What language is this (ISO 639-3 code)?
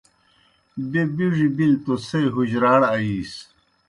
plk